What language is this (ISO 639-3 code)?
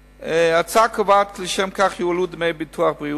heb